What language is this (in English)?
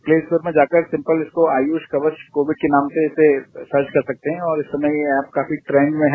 Hindi